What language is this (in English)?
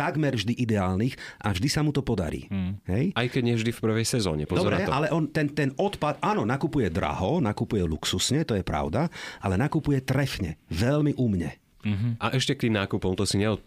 Slovak